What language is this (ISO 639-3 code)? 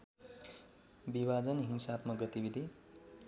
nep